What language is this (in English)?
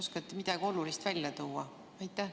Estonian